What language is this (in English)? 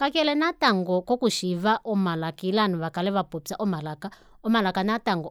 Kuanyama